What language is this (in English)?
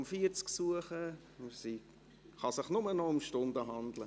Swiss German